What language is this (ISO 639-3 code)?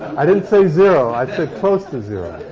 eng